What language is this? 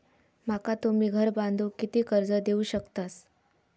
Marathi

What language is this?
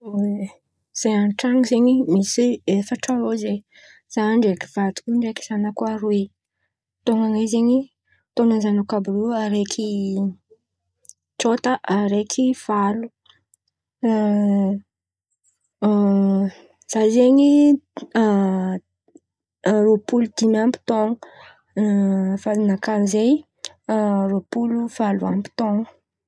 Antankarana Malagasy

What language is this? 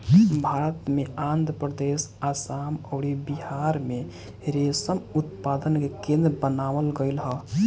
Bhojpuri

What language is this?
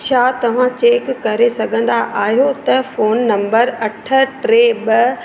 Sindhi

